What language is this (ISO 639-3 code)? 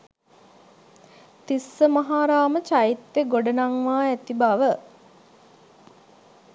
sin